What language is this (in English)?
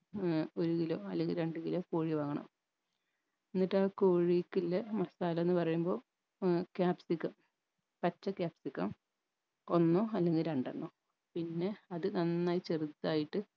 Malayalam